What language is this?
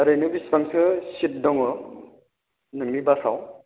Bodo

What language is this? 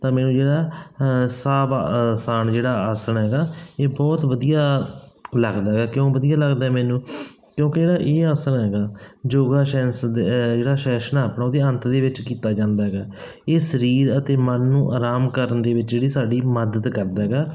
Punjabi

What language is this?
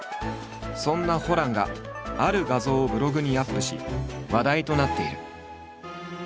Japanese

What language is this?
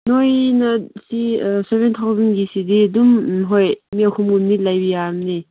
Manipuri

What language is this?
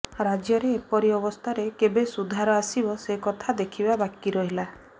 Odia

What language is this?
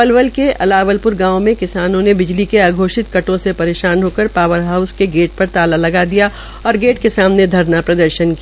Hindi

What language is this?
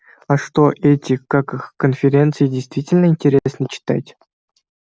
Russian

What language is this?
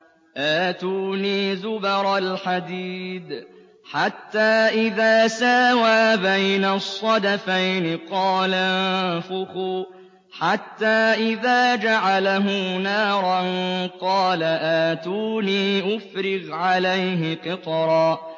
Arabic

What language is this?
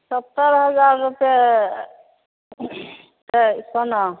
Maithili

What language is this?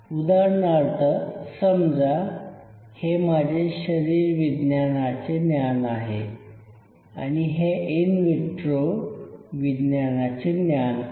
Marathi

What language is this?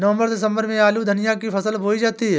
Hindi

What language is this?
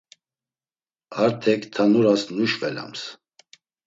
Laz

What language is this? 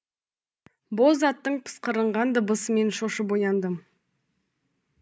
Kazakh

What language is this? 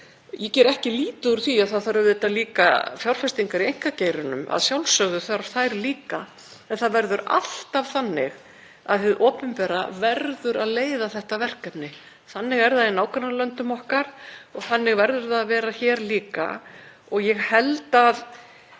Icelandic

